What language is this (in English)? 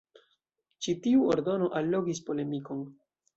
Esperanto